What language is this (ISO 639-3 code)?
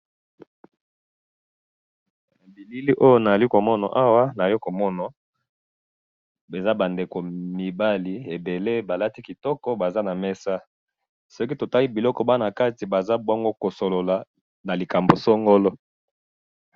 lin